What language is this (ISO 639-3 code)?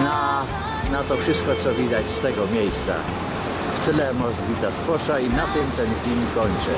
pol